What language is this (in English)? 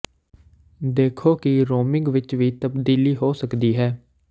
Punjabi